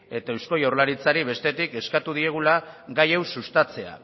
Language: Basque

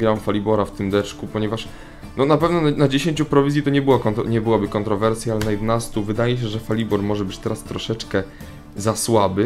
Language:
Polish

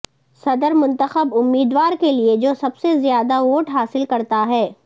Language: Urdu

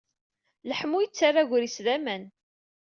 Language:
Kabyle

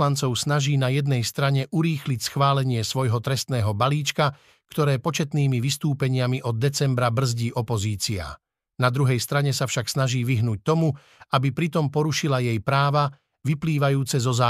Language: Slovak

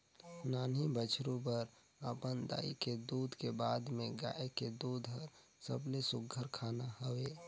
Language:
Chhattisgarhi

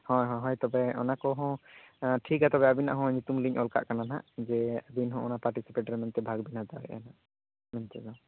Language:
Santali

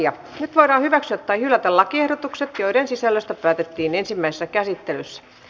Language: Finnish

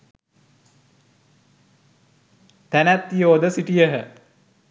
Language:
Sinhala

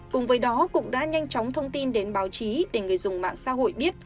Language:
Vietnamese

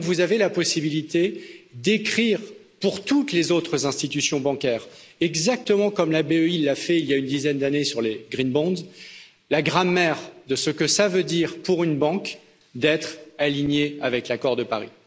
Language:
French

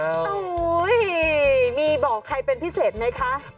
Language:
Thai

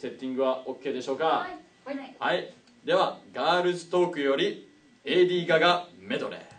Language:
Japanese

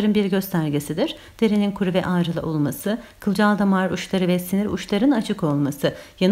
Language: Turkish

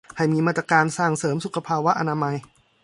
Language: Thai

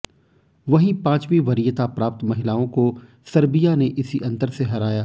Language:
Hindi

